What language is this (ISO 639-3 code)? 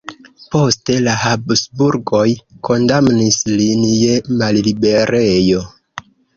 epo